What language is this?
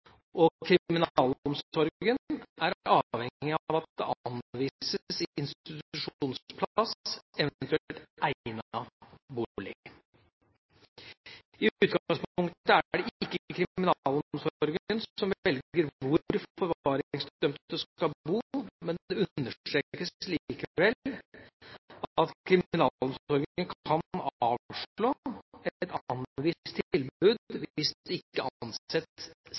Norwegian Bokmål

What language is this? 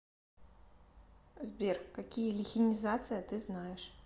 Russian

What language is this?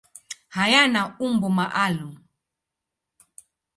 Swahili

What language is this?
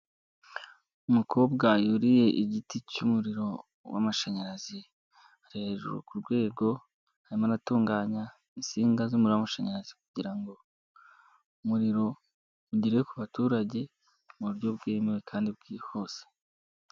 Kinyarwanda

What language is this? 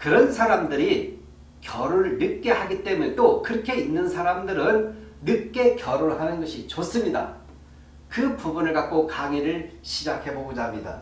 Korean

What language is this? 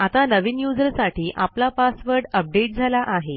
Marathi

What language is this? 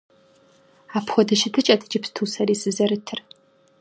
Kabardian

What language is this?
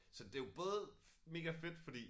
Danish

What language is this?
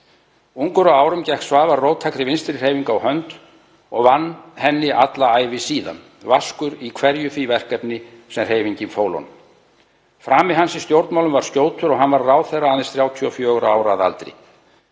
Icelandic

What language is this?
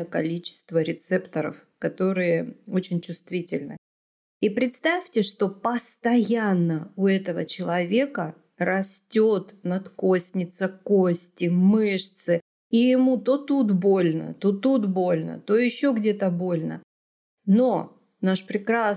Russian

